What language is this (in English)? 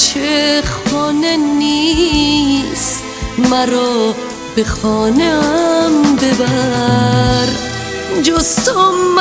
Persian